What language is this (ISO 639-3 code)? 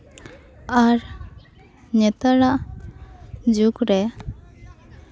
sat